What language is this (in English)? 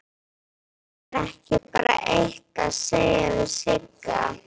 Icelandic